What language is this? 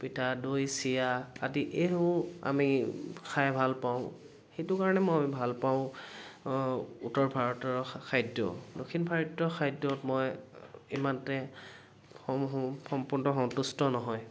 Assamese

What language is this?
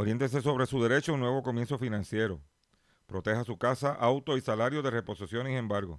Spanish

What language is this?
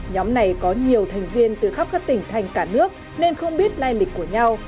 Vietnamese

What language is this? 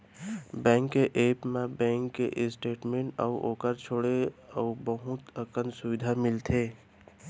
Chhattisgarhi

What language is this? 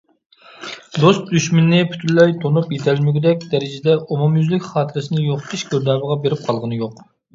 Uyghur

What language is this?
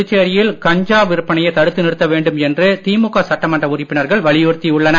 Tamil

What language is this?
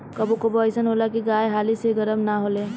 Bhojpuri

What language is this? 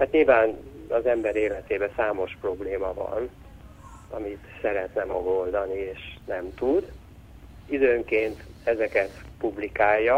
Hungarian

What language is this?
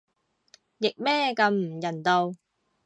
Cantonese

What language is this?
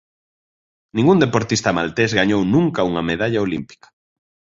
Galician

